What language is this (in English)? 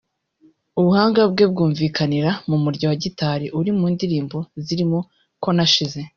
Kinyarwanda